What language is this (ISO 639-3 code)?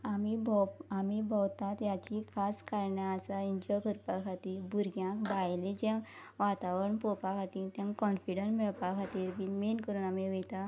kok